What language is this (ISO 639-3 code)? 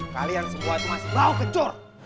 ind